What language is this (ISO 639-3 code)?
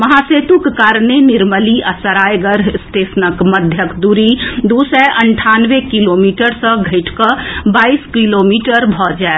mai